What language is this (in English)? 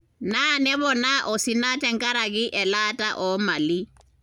Masai